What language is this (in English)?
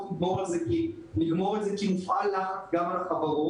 Hebrew